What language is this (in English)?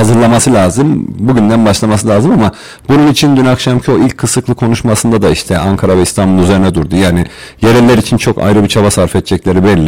Turkish